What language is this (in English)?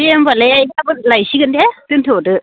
Bodo